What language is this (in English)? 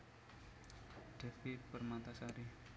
Javanese